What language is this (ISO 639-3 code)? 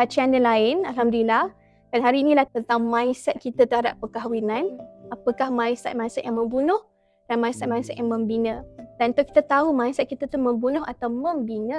msa